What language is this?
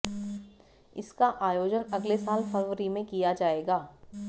Hindi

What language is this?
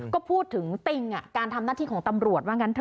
Thai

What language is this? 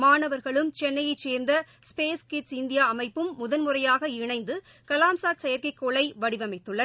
Tamil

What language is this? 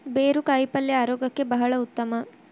Kannada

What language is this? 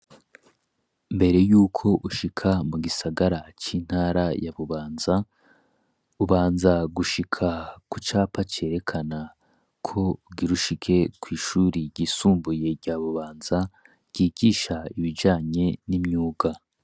Rundi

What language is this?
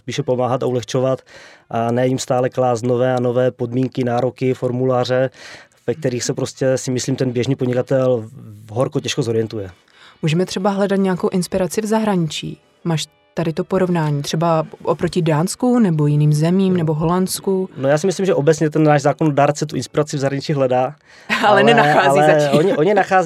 Czech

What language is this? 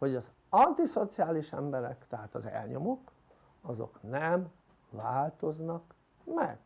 Hungarian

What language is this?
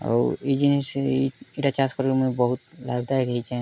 Odia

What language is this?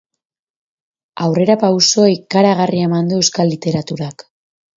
Basque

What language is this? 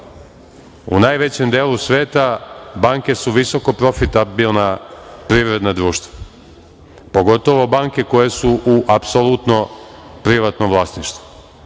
Serbian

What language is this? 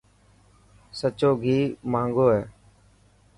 Dhatki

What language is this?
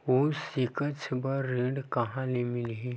Chhattisgarhi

